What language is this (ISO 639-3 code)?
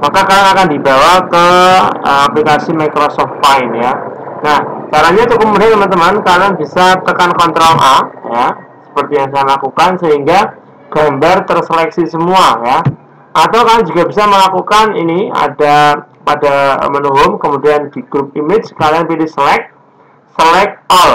ind